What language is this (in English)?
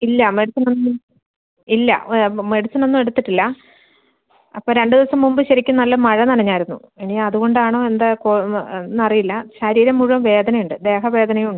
Malayalam